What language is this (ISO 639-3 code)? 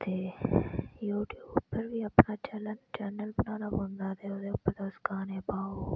doi